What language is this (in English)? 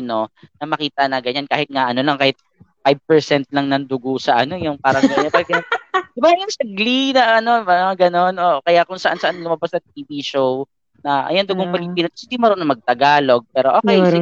Filipino